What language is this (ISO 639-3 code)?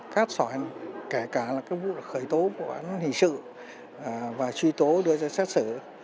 vie